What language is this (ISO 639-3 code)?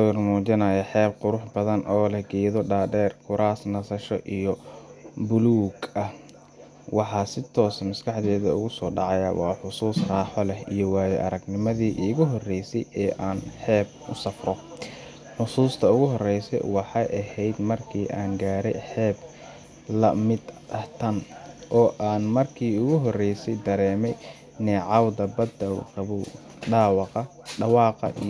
som